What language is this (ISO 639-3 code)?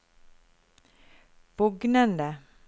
nor